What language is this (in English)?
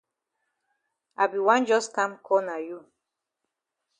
Cameroon Pidgin